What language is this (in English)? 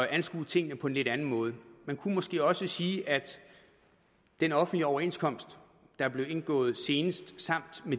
Danish